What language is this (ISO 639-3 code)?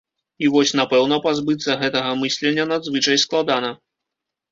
bel